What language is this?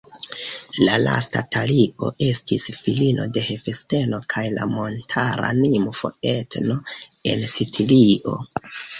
Esperanto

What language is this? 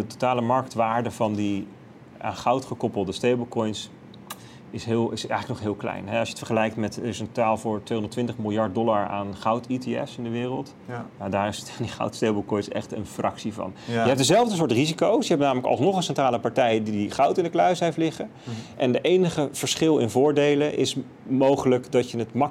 Dutch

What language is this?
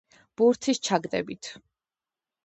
Georgian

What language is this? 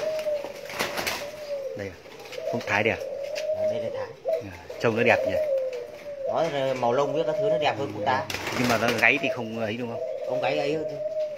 Vietnamese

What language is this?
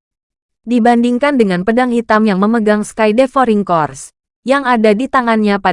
Indonesian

